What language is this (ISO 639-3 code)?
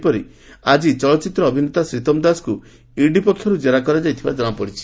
ori